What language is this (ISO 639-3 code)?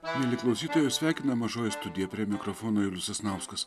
lit